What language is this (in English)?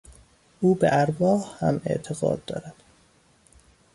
Persian